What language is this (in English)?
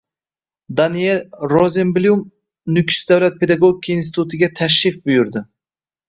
Uzbek